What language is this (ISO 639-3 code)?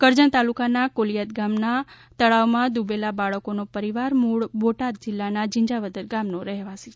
guj